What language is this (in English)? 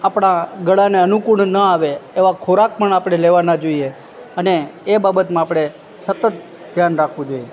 Gujarati